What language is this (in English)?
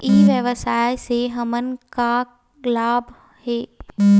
Chhattisgarhi